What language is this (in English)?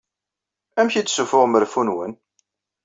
Kabyle